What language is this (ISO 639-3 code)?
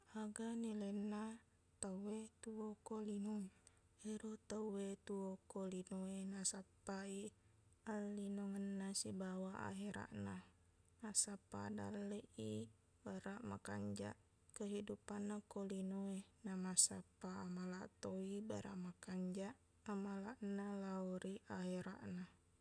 bug